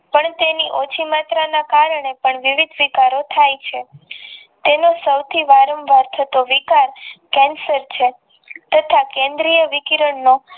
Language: Gujarati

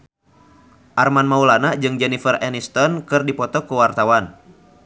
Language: Sundanese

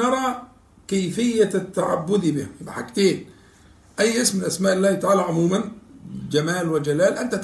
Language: Arabic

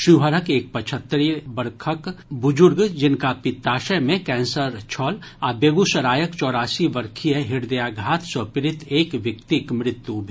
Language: Maithili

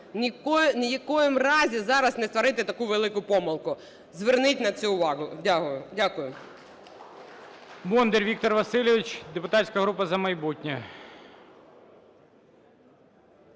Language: Ukrainian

